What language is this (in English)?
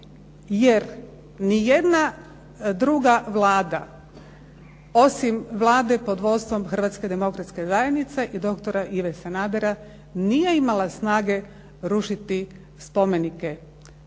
Croatian